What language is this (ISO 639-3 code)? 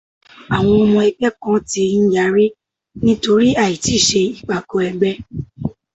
yor